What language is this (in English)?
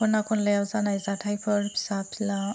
Bodo